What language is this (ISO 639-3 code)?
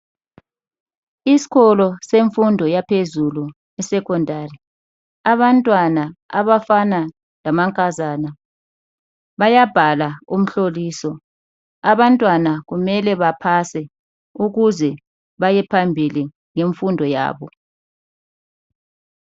nde